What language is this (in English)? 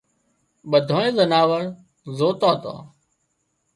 Wadiyara Koli